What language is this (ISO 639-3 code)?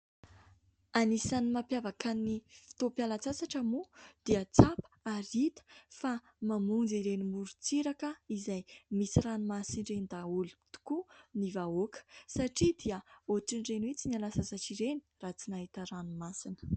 mlg